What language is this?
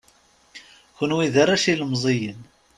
Kabyle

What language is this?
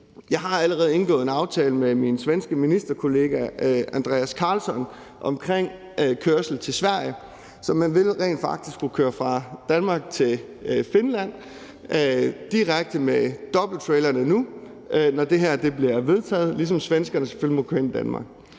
Danish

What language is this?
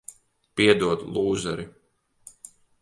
Latvian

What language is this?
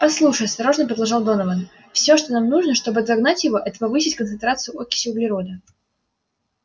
Russian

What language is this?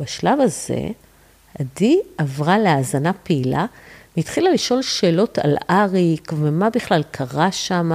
Hebrew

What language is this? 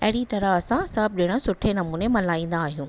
Sindhi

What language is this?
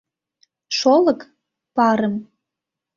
Mari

